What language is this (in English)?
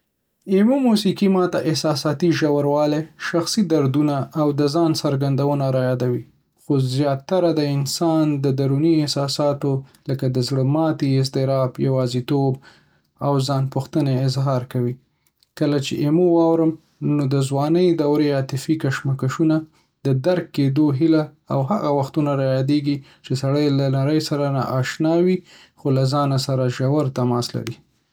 Pashto